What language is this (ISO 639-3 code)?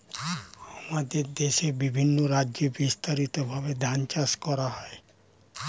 ben